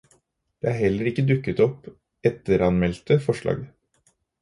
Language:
Norwegian Bokmål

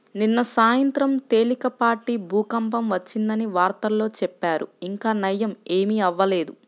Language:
Telugu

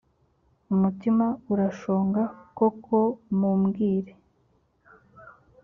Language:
Kinyarwanda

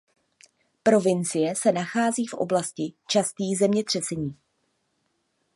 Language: Czech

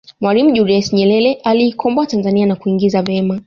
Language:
Swahili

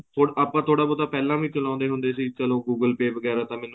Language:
Punjabi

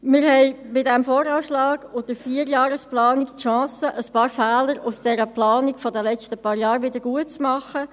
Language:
Swiss German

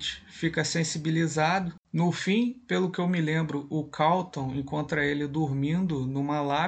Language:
Portuguese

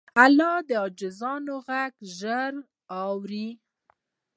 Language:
Pashto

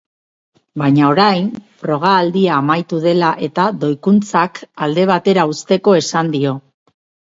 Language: Basque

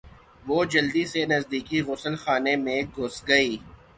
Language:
Urdu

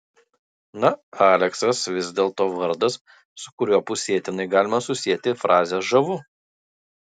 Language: Lithuanian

